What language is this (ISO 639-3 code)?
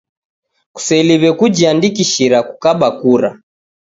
dav